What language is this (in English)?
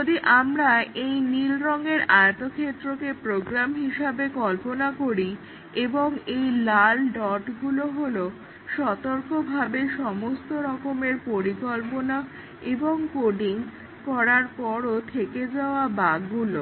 Bangla